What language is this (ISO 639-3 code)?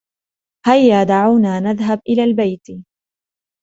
ara